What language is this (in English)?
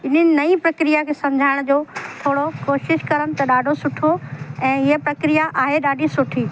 Sindhi